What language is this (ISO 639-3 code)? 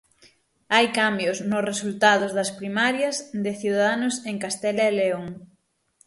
glg